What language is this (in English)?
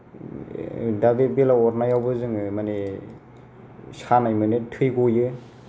Bodo